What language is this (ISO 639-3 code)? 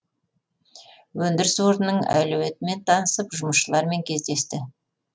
kaz